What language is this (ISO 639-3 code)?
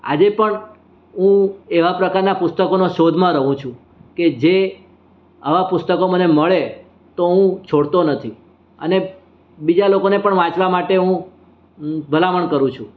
guj